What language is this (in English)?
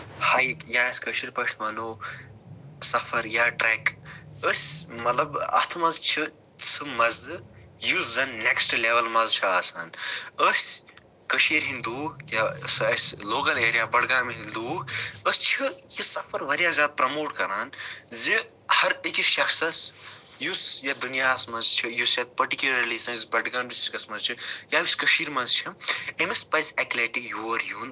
Kashmiri